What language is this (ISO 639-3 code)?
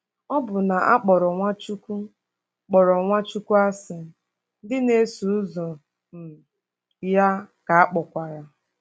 ibo